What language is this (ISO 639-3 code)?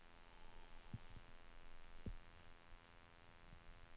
swe